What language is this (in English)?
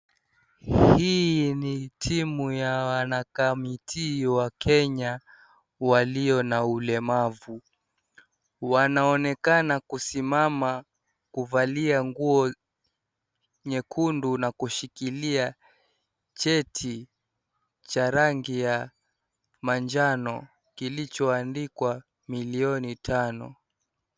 Swahili